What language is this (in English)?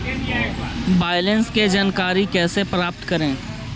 Magahi